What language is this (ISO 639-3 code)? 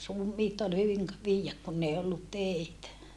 fin